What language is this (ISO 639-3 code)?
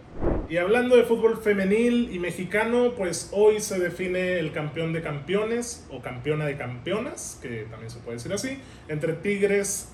spa